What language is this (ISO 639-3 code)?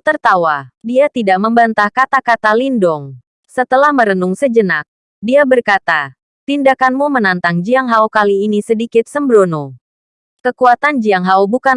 ind